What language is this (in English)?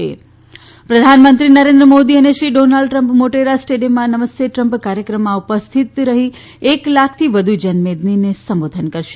Gujarati